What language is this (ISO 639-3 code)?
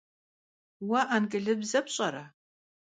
kbd